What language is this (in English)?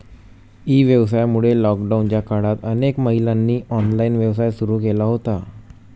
Marathi